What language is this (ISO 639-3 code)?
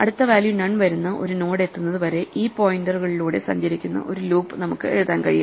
mal